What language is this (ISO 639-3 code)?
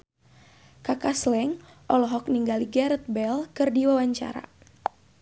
sun